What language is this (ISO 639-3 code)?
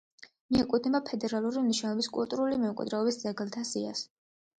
kat